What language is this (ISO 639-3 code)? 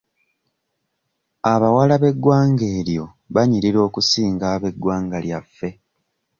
lug